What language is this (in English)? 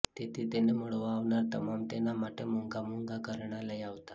Gujarati